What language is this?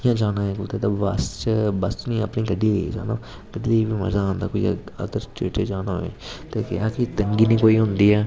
Dogri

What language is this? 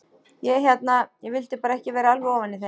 Icelandic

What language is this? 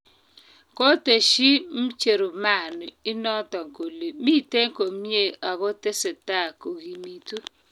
Kalenjin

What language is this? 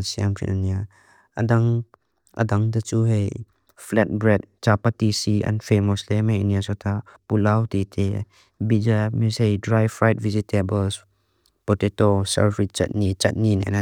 Mizo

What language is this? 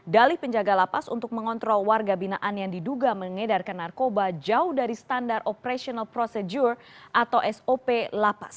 Indonesian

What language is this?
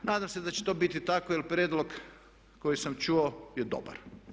Croatian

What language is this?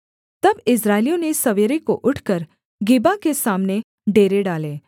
Hindi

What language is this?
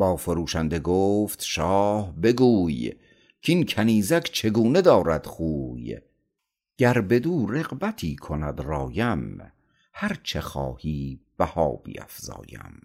Persian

